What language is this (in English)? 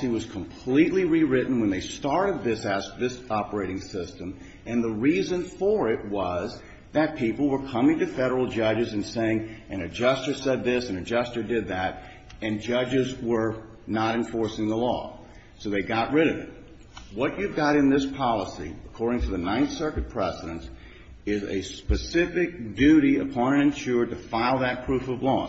English